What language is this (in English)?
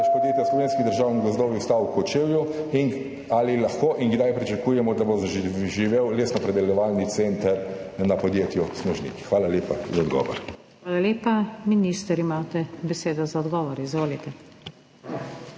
Slovenian